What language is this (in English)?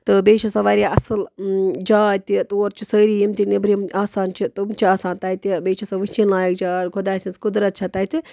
Kashmiri